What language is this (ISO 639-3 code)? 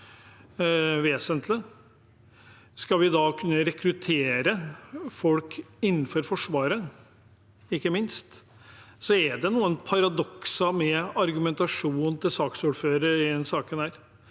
nor